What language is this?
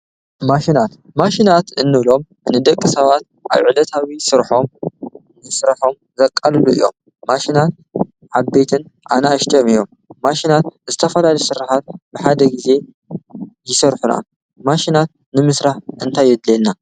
Tigrinya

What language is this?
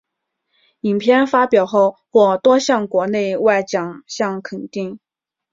Chinese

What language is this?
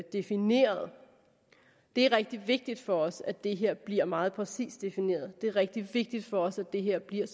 Danish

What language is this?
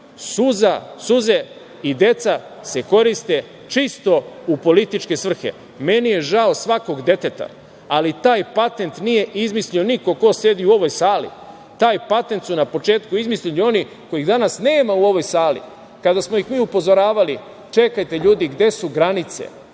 Serbian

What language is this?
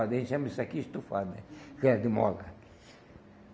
Portuguese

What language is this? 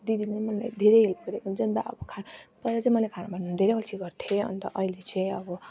Nepali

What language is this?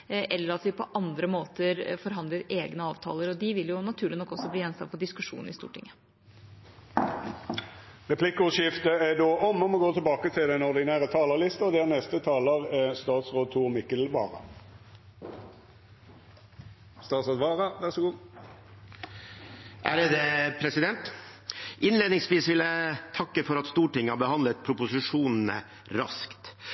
Norwegian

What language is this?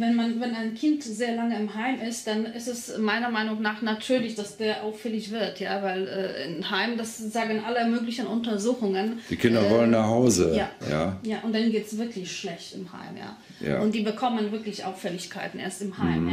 German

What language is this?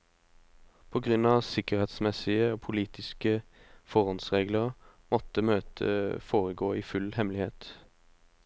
Norwegian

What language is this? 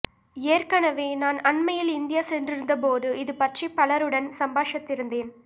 Tamil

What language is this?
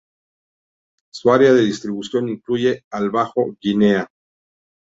Spanish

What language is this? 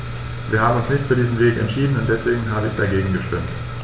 German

